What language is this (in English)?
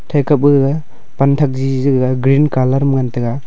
Wancho Naga